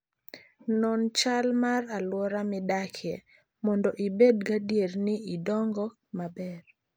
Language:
Luo (Kenya and Tanzania)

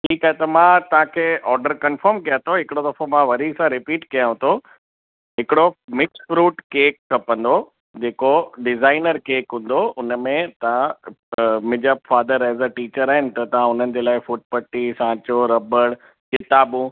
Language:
Sindhi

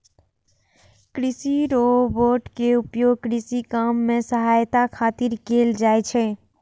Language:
Maithili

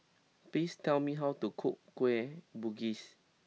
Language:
English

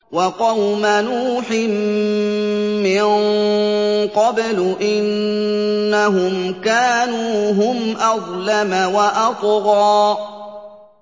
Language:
Arabic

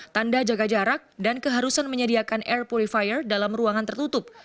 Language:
Indonesian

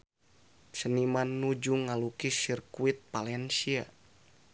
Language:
Sundanese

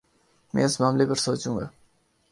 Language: Urdu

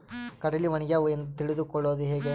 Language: Kannada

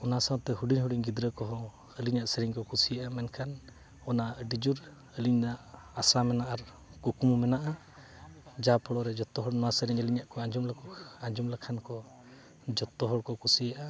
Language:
Santali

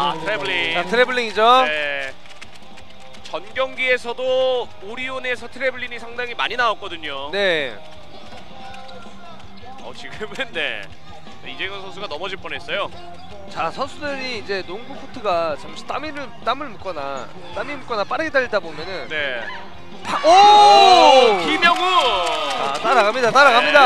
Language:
Korean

